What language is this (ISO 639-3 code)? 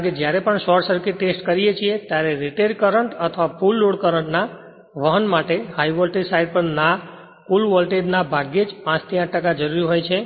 guj